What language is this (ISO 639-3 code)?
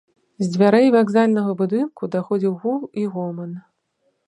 bel